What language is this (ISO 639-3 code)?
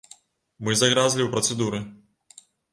bel